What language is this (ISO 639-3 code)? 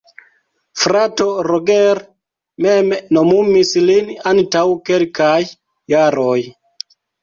epo